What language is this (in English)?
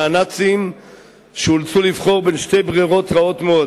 Hebrew